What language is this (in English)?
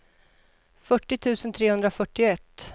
Swedish